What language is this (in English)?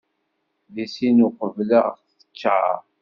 Kabyle